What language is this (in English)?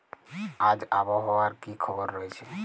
Bangla